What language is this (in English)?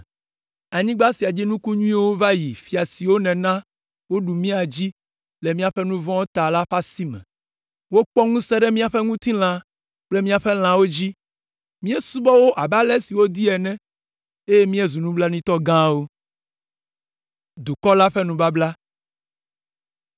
Ewe